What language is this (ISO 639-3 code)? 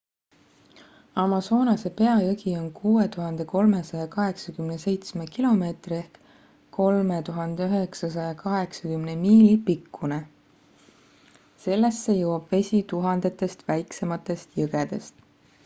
est